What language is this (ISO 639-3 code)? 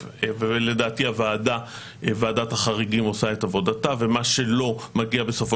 heb